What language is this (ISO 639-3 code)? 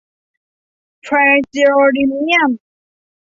tha